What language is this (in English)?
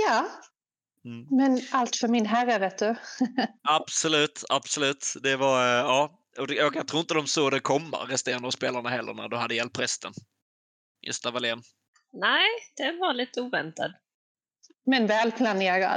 Swedish